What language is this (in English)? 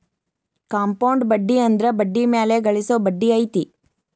Kannada